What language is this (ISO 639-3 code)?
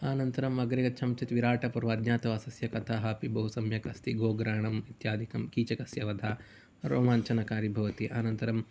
san